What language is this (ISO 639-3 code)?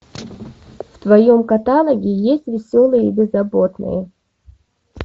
rus